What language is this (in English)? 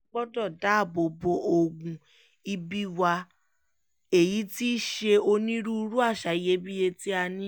Yoruba